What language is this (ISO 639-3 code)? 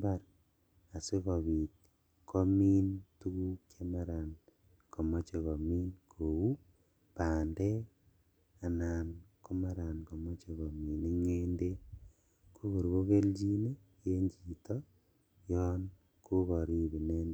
kln